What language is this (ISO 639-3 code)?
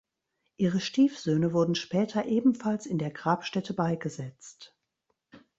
deu